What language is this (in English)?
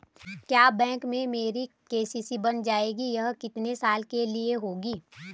Hindi